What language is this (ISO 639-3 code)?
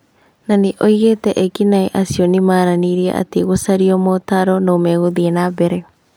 kik